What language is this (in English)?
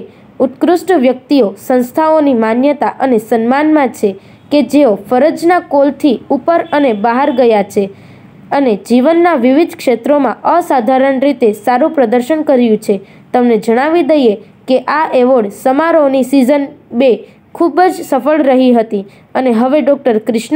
Gujarati